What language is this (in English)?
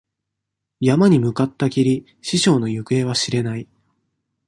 Japanese